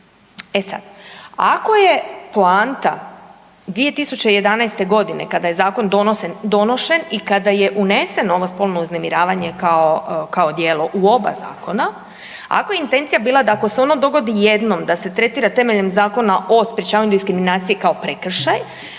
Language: Croatian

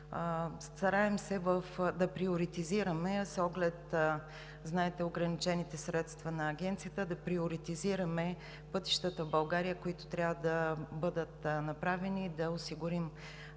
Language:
Bulgarian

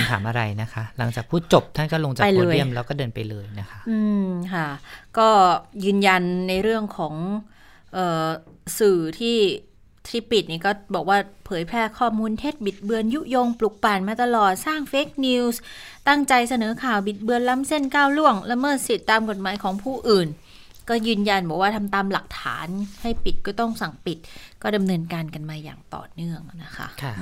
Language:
Thai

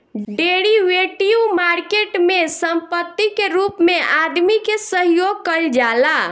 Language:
Bhojpuri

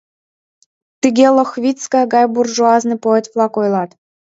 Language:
Mari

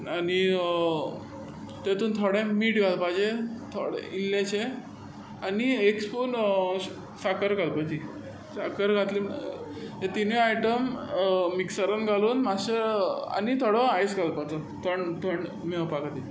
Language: Konkani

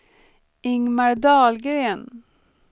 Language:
Swedish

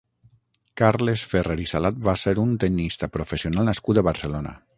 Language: Catalan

